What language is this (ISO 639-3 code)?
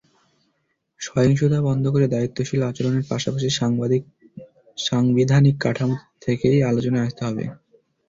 ben